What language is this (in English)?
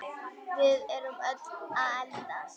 Icelandic